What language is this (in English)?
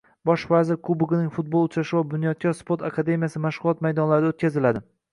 Uzbek